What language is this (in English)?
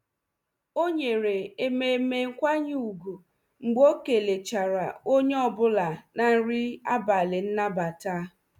Igbo